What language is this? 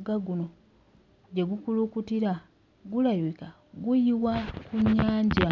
Ganda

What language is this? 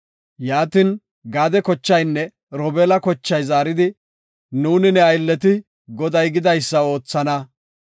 Gofa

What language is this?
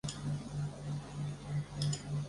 Chinese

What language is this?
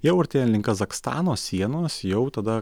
Lithuanian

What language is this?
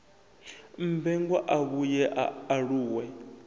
Venda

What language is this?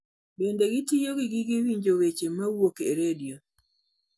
Luo (Kenya and Tanzania)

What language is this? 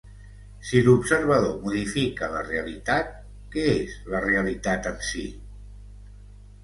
Catalan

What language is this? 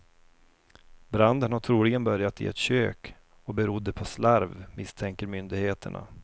Swedish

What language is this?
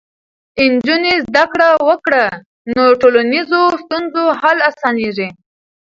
Pashto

